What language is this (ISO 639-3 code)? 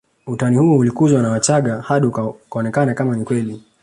swa